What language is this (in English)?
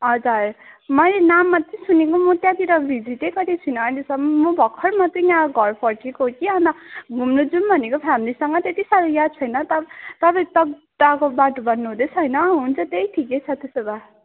Nepali